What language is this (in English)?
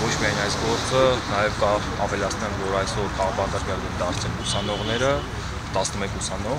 Turkish